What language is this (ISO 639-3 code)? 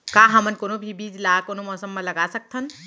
hne